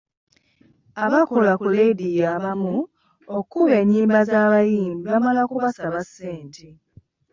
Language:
Ganda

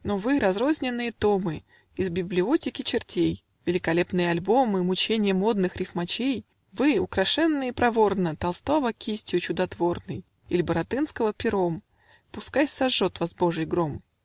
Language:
Russian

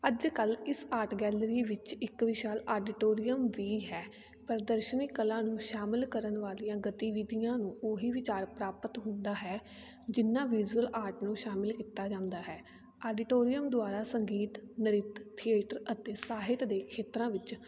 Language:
Punjabi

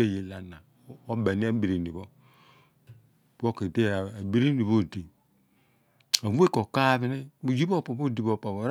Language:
Abua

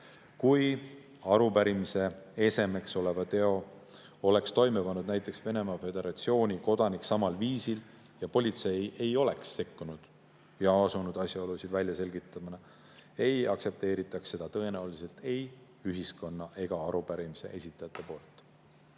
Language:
Estonian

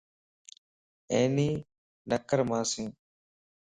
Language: Lasi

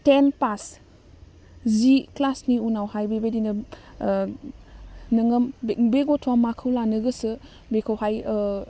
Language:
Bodo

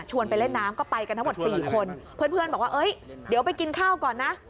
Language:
Thai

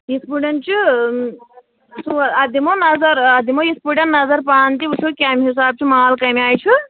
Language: Kashmiri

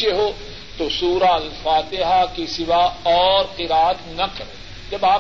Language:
Urdu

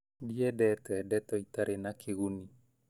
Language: Kikuyu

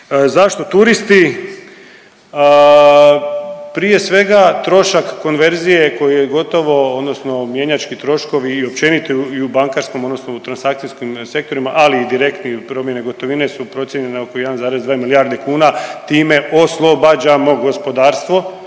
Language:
Croatian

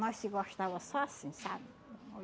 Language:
Portuguese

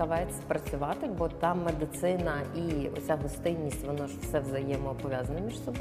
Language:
Ukrainian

